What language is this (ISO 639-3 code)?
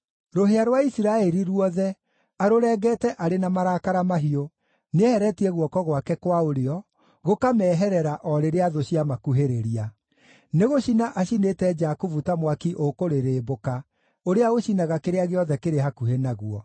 kik